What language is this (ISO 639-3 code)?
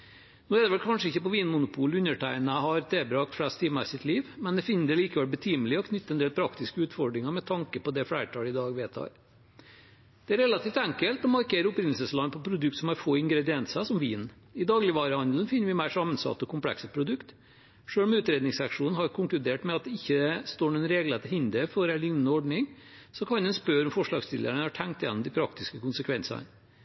nob